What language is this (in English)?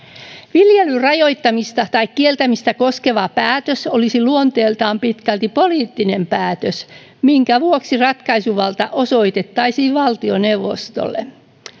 Finnish